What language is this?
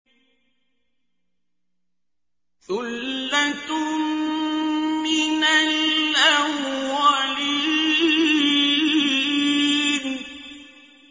Arabic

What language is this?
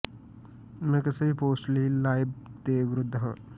Punjabi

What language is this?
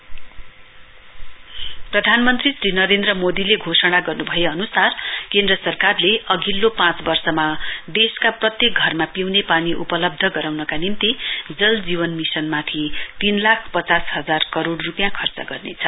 Nepali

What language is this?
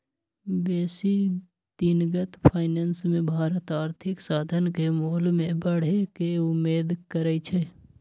Magahi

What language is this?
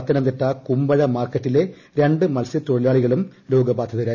Malayalam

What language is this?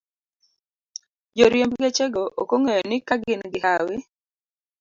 Luo (Kenya and Tanzania)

